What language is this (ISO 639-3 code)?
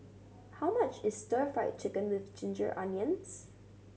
eng